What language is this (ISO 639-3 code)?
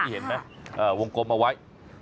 tha